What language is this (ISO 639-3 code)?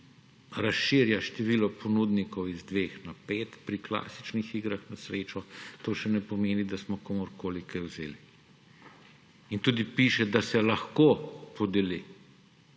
slv